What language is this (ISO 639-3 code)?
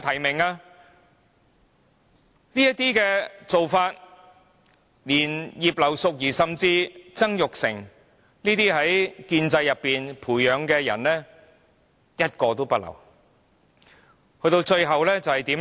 yue